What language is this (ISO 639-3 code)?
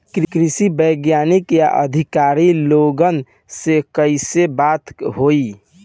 bho